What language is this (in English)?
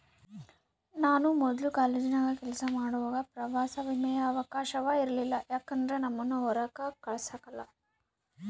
Kannada